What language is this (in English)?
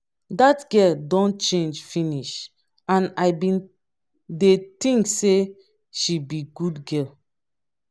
Nigerian Pidgin